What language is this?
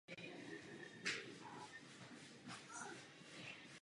Czech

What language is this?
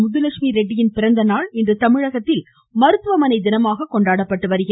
Tamil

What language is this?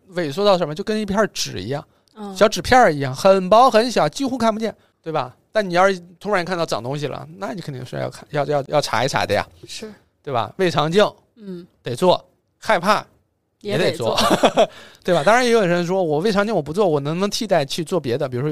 Chinese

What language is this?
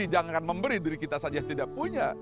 Indonesian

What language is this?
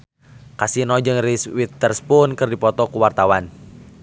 Sundanese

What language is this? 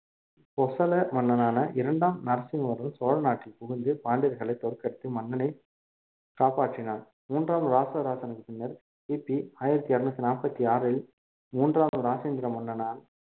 Tamil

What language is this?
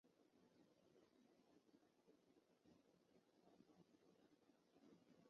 Chinese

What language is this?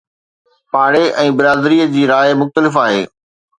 Sindhi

